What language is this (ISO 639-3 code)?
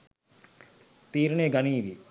sin